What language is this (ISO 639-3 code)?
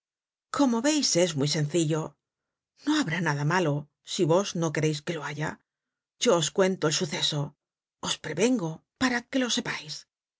spa